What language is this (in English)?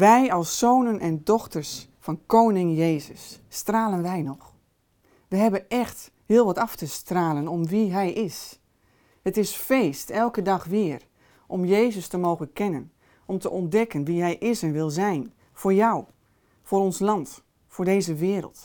Dutch